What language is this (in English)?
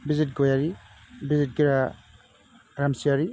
Bodo